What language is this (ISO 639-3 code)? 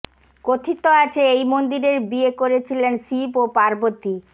ben